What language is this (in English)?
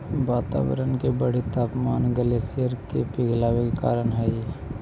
Magahi